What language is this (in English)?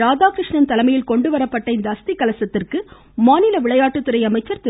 Tamil